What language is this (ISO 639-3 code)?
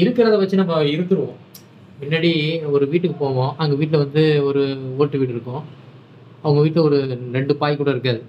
tam